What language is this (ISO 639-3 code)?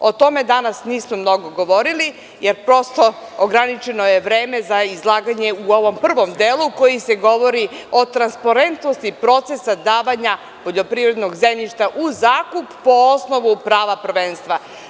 srp